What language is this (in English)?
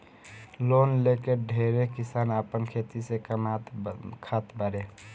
Bhojpuri